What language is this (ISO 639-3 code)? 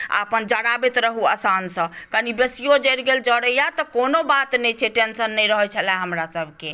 mai